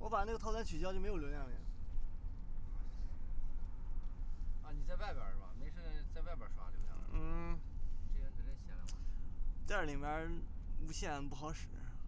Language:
Chinese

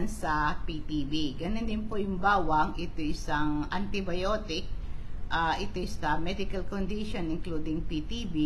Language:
Filipino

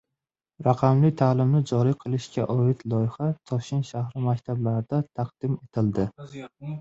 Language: Uzbek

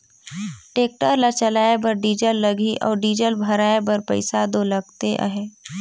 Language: Chhattisgarhi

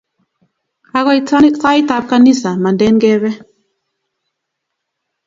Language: Kalenjin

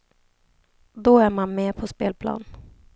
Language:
Swedish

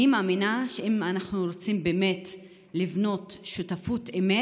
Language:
Hebrew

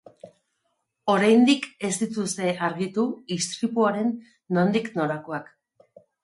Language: Basque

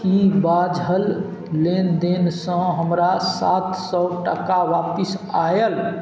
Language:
Maithili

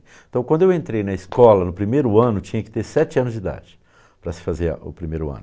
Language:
Portuguese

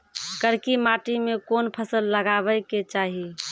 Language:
Maithili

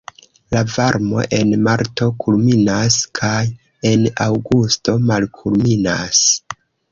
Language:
Esperanto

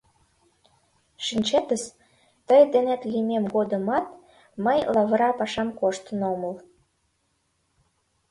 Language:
Mari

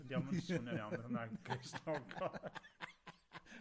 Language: Welsh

